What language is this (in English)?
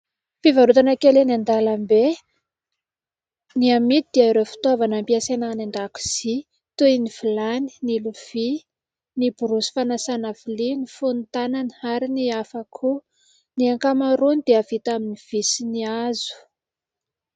Malagasy